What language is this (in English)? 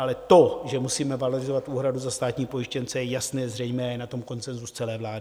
Czech